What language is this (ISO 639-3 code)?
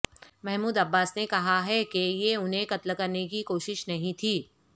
urd